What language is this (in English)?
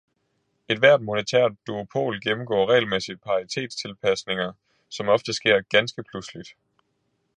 Danish